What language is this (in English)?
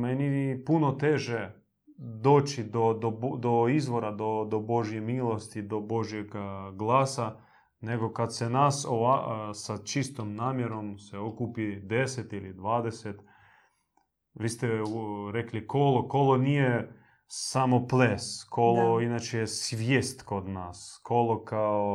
Croatian